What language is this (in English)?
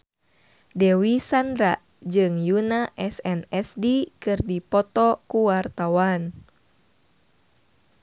Sundanese